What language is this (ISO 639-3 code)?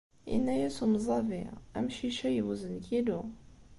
kab